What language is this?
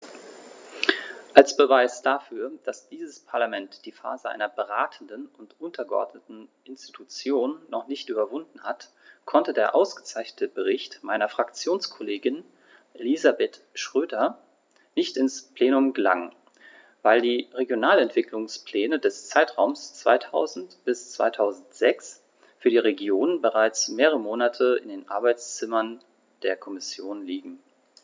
German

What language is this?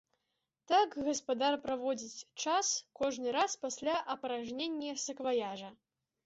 Belarusian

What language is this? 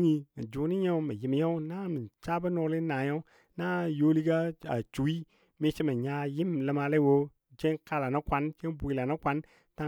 Dadiya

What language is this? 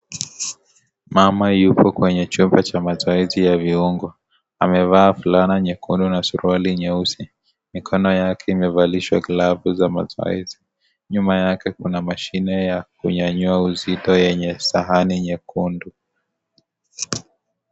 Swahili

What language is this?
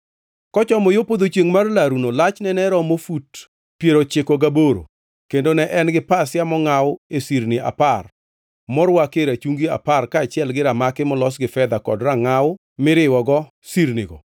Luo (Kenya and Tanzania)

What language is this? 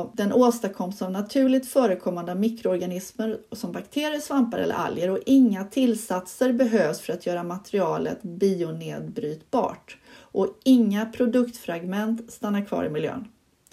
Swedish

